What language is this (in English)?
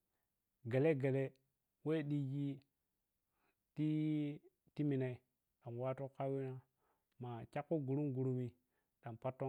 Piya-Kwonci